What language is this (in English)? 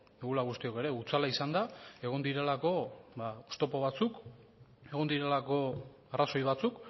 Basque